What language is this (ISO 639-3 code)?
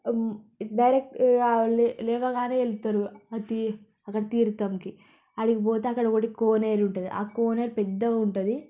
tel